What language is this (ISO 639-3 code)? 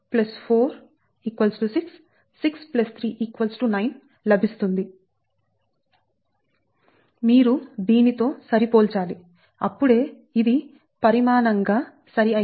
tel